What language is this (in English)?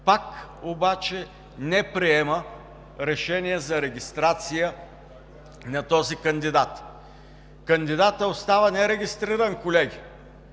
Bulgarian